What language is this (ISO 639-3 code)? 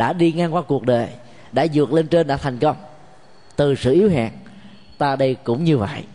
vie